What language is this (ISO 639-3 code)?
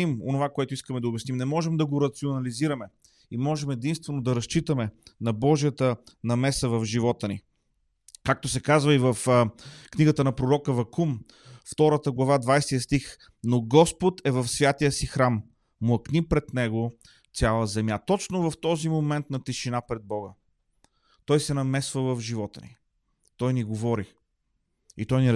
bul